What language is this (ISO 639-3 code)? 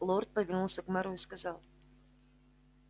rus